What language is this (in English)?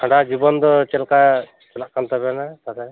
Santali